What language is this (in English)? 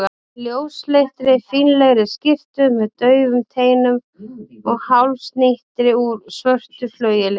Icelandic